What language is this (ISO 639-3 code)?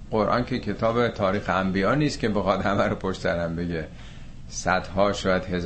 fas